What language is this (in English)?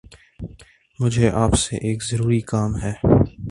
Urdu